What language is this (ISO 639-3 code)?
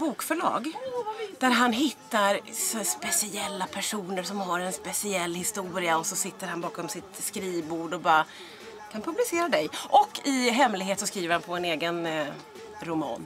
swe